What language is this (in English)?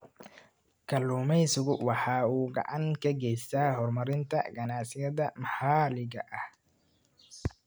Somali